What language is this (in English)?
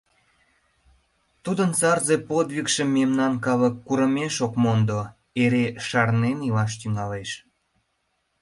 Mari